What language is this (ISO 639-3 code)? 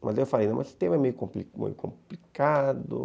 por